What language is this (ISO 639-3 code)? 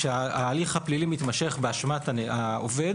heb